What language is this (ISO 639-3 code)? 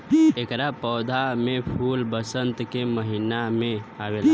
bho